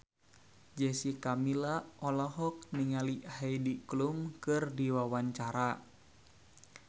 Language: Sundanese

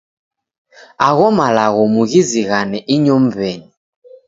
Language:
Taita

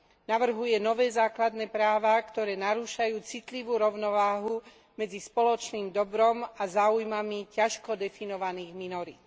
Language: Slovak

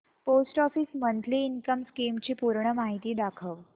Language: Marathi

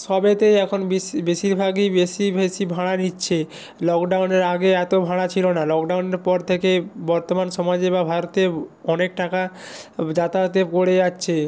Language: Bangla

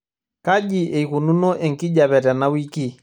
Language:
Masai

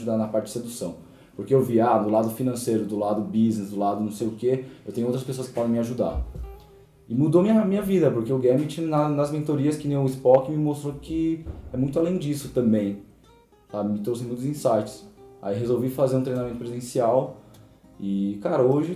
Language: Portuguese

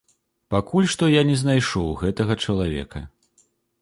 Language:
Belarusian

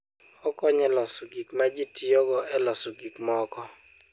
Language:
Luo (Kenya and Tanzania)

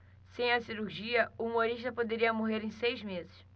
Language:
Portuguese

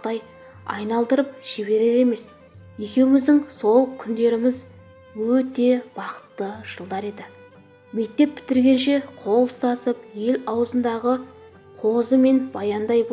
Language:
Turkish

